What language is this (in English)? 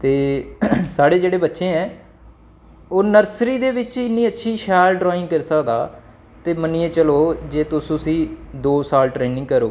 Dogri